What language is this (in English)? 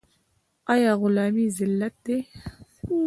Pashto